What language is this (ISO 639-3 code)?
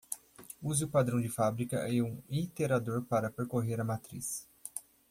por